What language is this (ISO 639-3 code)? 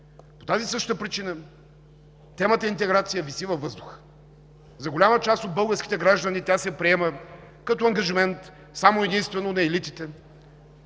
bul